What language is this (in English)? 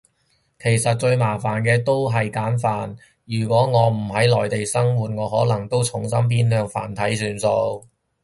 Cantonese